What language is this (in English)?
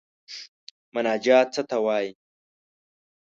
Pashto